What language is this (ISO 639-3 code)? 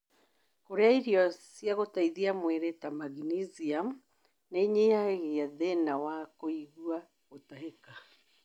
kik